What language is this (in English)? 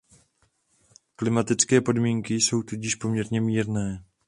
Czech